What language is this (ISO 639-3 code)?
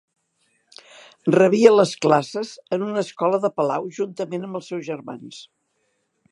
cat